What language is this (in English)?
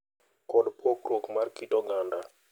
Luo (Kenya and Tanzania)